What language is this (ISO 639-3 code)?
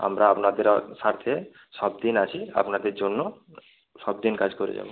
ben